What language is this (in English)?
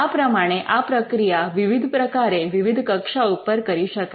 Gujarati